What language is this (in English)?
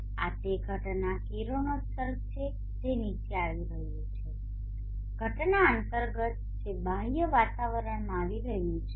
Gujarati